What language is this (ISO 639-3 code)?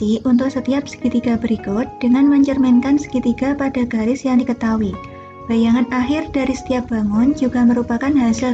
ind